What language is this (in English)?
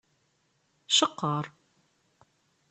Kabyle